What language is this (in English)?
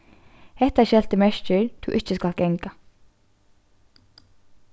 Faroese